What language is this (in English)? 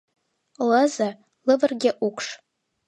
Mari